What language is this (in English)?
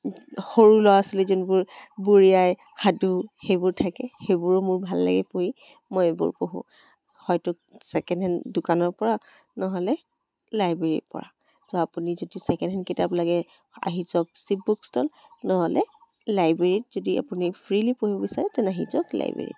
Assamese